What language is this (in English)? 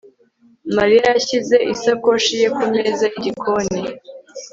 Kinyarwanda